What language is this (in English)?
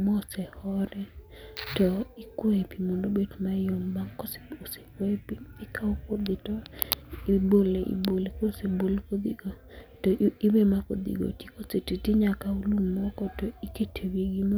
Luo (Kenya and Tanzania)